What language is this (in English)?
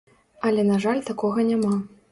Belarusian